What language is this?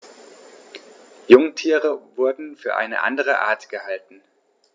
German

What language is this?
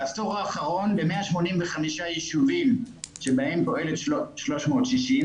Hebrew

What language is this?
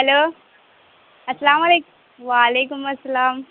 Urdu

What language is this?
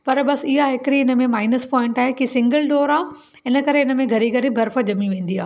Sindhi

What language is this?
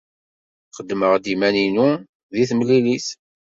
Kabyle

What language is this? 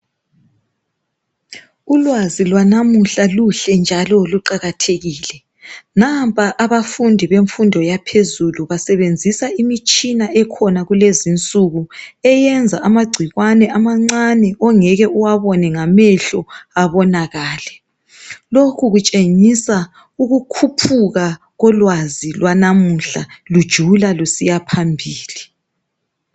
North Ndebele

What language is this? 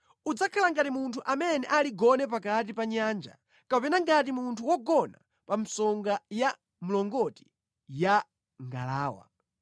Nyanja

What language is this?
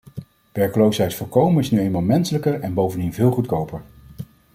Dutch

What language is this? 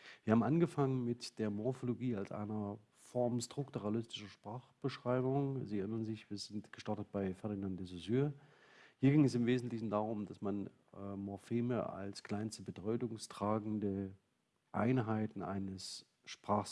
German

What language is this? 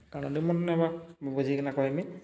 Odia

